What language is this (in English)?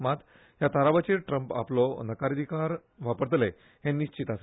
Konkani